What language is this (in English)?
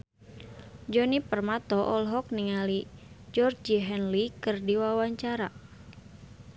Sundanese